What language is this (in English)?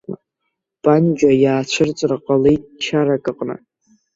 Abkhazian